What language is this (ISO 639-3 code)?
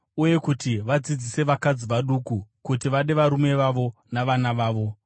sna